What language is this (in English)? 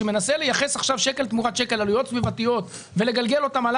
Hebrew